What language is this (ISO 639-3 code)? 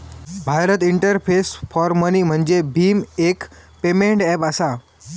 mar